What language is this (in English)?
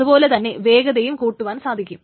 Malayalam